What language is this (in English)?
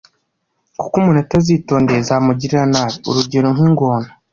Kinyarwanda